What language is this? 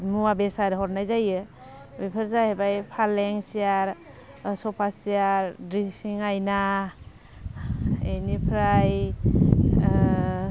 Bodo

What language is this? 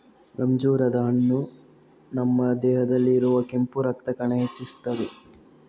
Kannada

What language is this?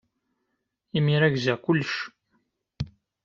Kabyle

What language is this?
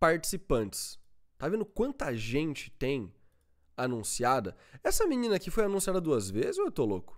Portuguese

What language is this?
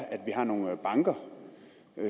Danish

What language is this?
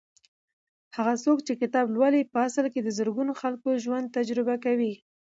Pashto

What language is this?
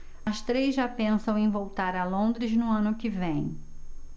Portuguese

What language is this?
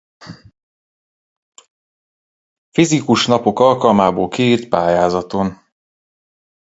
Hungarian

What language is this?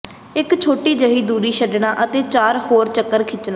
Punjabi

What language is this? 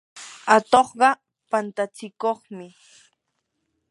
Yanahuanca Pasco Quechua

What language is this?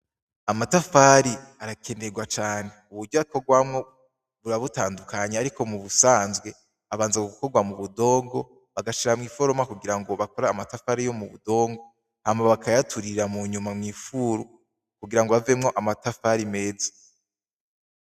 Rundi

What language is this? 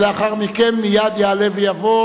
Hebrew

